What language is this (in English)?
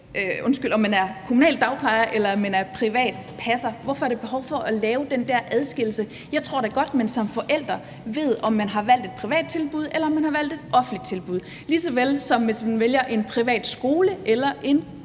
Danish